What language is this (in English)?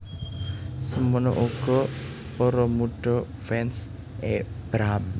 Javanese